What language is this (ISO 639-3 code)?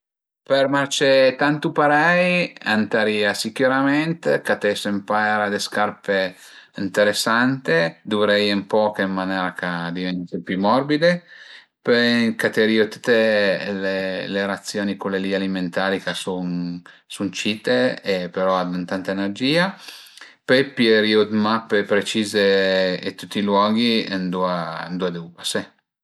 pms